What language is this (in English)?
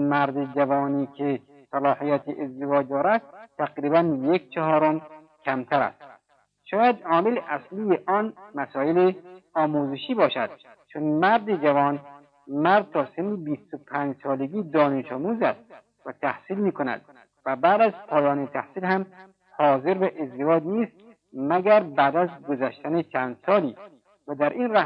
Persian